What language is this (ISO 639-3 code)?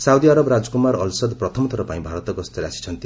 ori